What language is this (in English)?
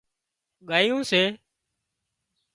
Wadiyara Koli